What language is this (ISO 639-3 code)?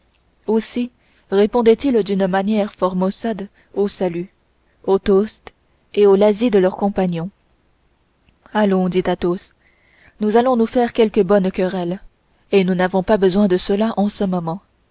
fra